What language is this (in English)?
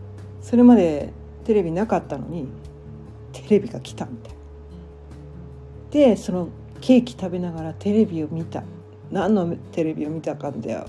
Japanese